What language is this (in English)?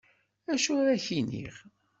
Kabyle